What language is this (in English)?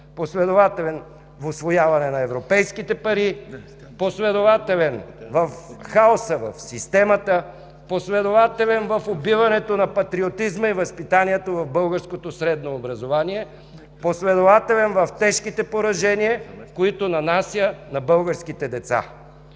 Bulgarian